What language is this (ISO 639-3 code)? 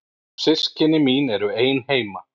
isl